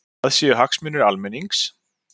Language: Icelandic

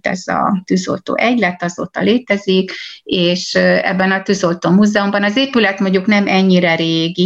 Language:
Hungarian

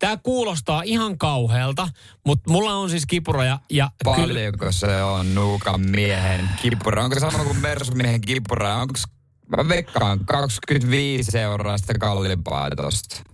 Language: Finnish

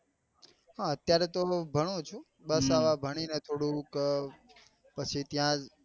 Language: Gujarati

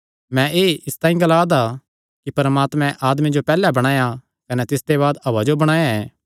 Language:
Kangri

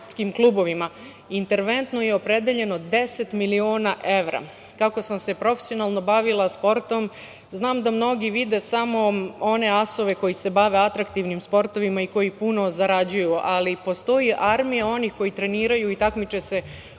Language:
Serbian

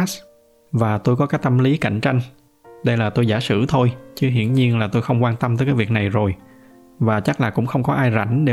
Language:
Vietnamese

